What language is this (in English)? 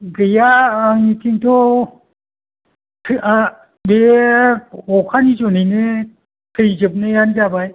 Bodo